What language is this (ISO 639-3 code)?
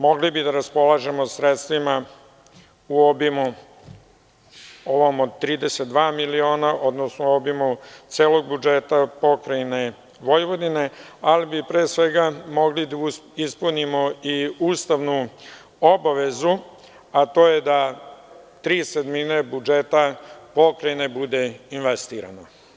srp